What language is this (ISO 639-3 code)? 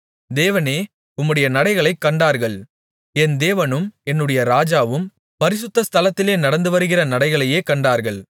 tam